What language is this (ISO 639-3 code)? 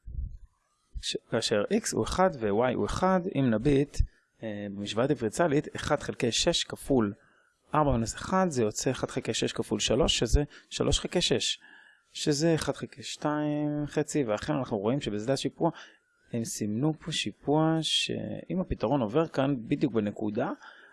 heb